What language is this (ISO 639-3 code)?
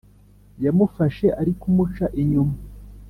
kin